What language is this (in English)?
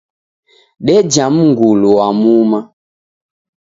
Taita